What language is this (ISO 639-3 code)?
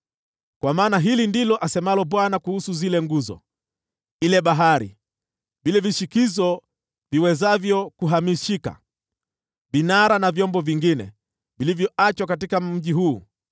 swa